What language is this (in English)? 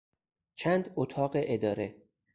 Persian